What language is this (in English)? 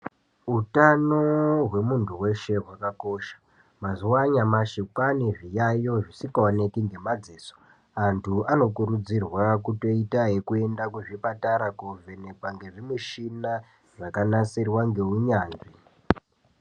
Ndau